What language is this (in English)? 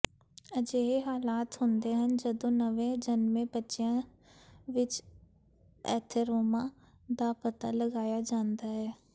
Punjabi